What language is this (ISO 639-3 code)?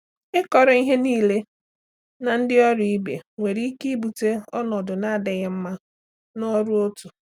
ibo